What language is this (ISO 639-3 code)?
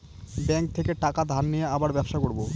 ben